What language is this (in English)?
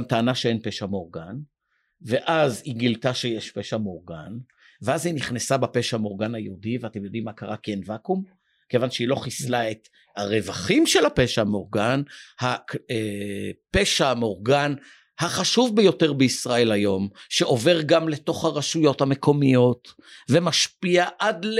Hebrew